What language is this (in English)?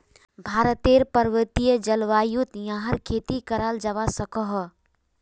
Magahi